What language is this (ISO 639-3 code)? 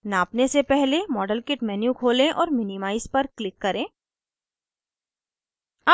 hin